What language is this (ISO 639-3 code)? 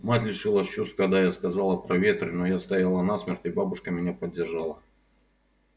rus